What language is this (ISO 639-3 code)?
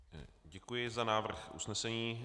ces